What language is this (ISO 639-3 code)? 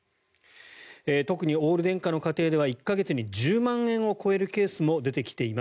jpn